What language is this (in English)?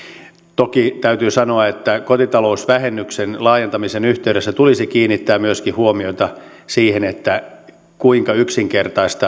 Finnish